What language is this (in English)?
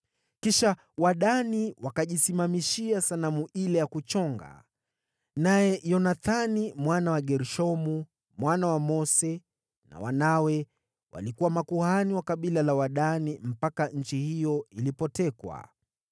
Swahili